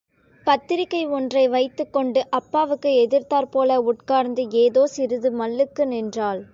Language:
Tamil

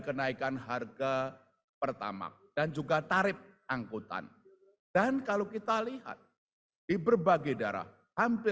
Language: Indonesian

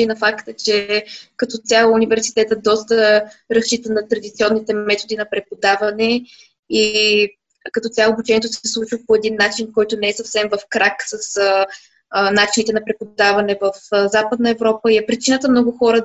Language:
Bulgarian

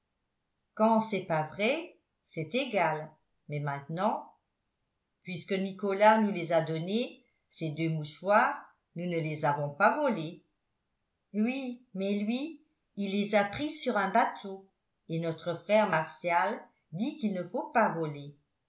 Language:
French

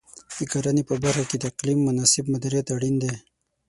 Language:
Pashto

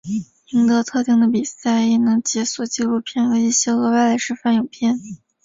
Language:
Chinese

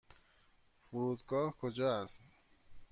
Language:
Persian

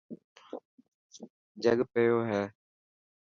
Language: Dhatki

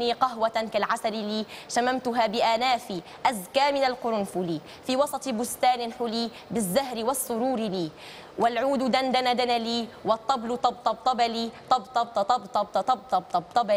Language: Arabic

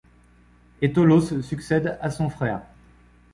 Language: French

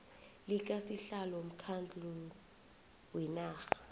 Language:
South Ndebele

